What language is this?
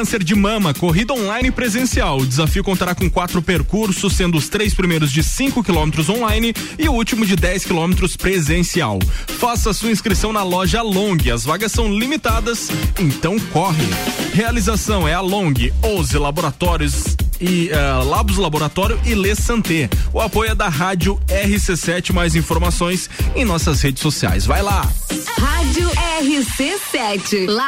Portuguese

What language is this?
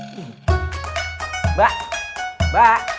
Indonesian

